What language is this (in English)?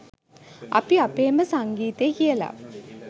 Sinhala